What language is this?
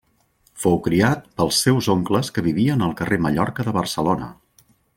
Catalan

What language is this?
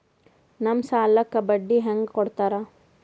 Kannada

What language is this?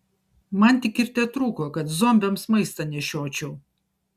Lithuanian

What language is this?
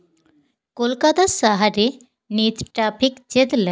Santali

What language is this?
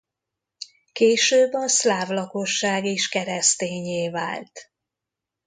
Hungarian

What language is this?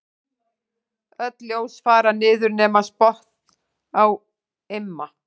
Icelandic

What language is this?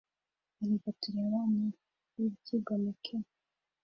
Kinyarwanda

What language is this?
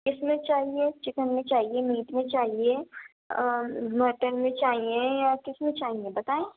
Urdu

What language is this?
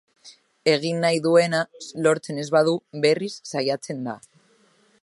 Basque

